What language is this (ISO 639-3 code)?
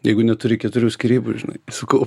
lit